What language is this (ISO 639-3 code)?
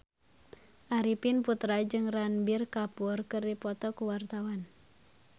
sun